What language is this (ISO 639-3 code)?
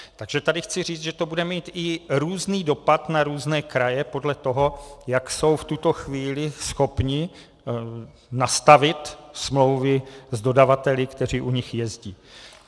ces